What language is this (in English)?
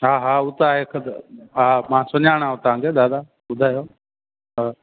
Sindhi